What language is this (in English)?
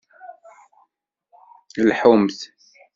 Kabyle